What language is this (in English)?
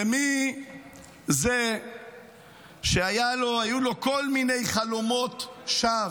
Hebrew